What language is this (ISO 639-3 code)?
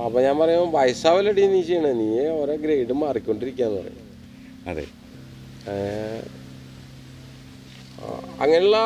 mal